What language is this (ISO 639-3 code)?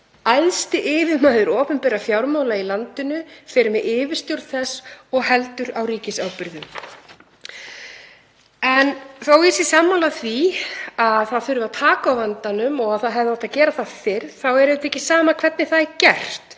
isl